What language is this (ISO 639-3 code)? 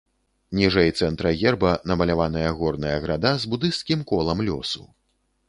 bel